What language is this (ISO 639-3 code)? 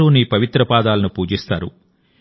tel